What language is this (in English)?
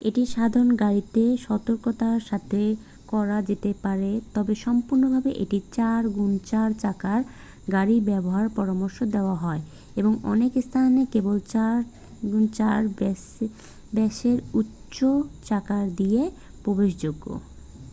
Bangla